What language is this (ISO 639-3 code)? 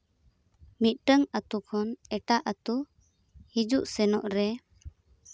sat